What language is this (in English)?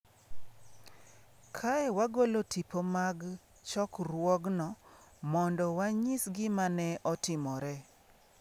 Luo (Kenya and Tanzania)